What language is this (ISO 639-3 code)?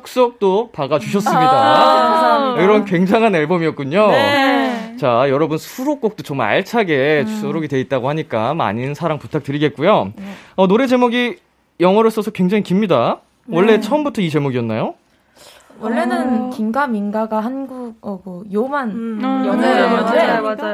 kor